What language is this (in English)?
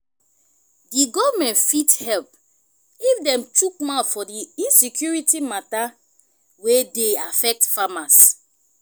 Nigerian Pidgin